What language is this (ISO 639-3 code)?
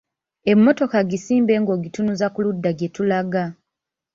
lug